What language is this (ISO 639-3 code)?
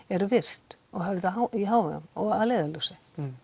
isl